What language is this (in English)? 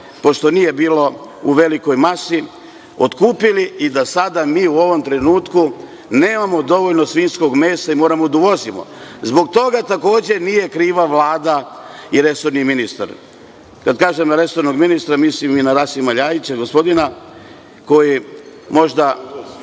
Serbian